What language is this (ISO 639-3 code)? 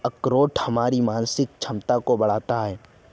hin